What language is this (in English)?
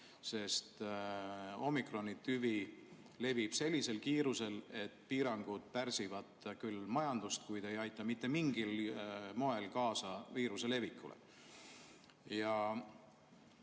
Estonian